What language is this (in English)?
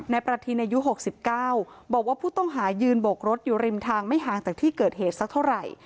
Thai